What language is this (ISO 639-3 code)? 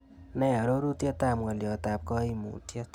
kln